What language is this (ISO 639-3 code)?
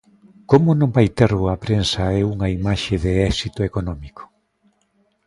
glg